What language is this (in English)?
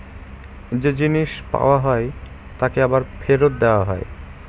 Bangla